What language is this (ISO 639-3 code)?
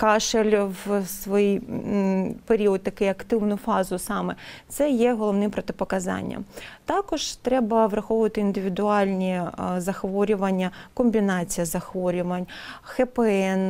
ukr